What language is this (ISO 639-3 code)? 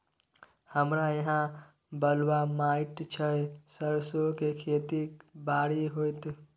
mai